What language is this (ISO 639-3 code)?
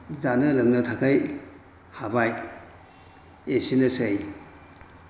brx